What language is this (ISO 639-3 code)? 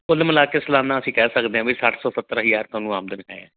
pan